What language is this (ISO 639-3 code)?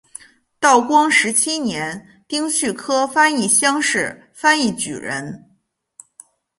zho